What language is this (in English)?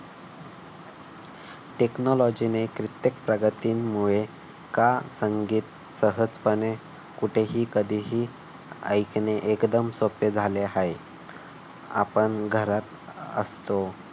Marathi